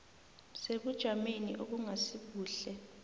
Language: South Ndebele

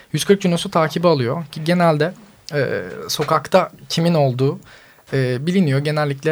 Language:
Turkish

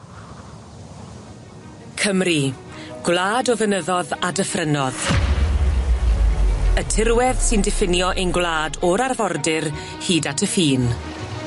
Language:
Welsh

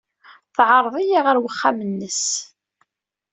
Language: Kabyle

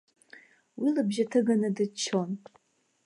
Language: Abkhazian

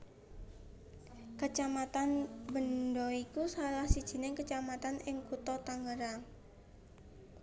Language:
Javanese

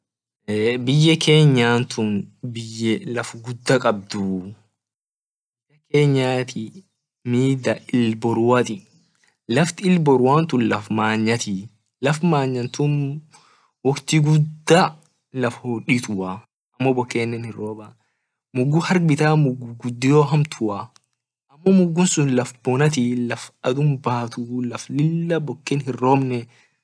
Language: Orma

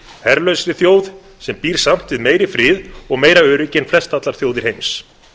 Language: Icelandic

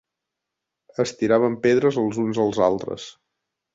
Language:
Catalan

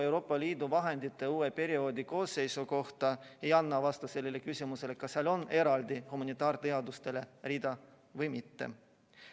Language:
Estonian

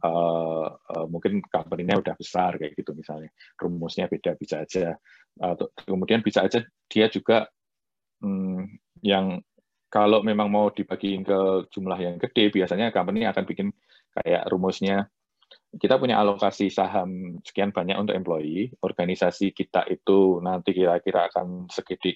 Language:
Indonesian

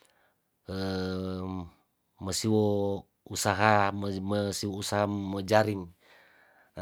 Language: Tondano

